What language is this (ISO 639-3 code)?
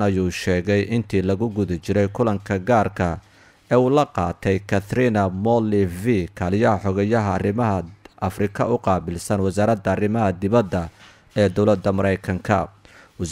ara